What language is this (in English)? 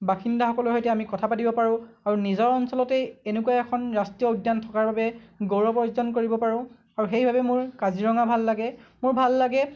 Assamese